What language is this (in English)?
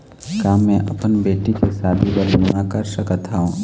Chhattisgarhi